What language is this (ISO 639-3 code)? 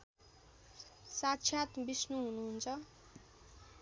nep